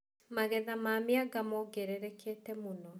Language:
Kikuyu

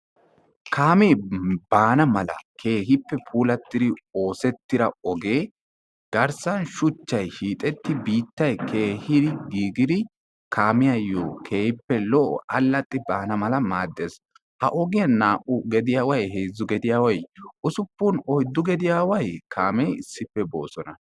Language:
Wolaytta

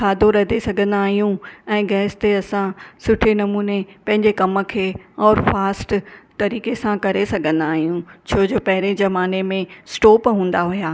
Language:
Sindhi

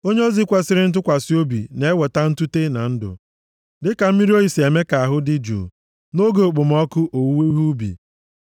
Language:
Igbo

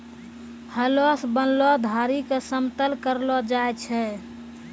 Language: Maithili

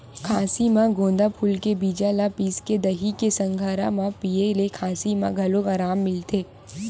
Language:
Chhattisgarhi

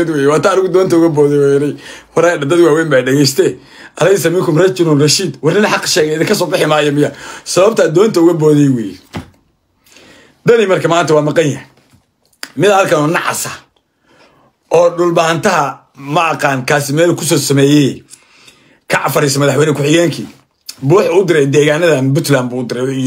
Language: Arabic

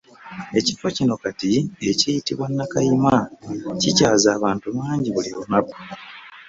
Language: Ganda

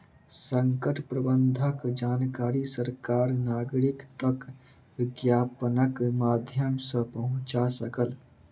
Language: Maithili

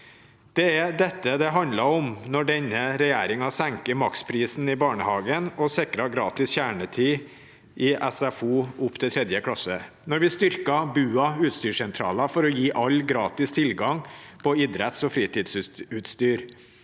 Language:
Norwegian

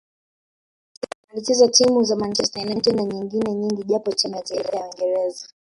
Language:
Swahili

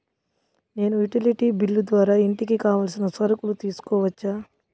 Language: Telugu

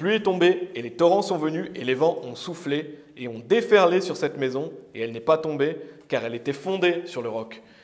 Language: French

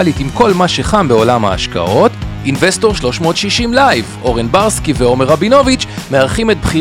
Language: Hebrew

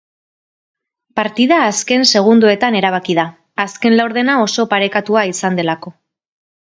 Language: Basque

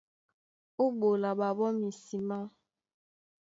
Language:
Duala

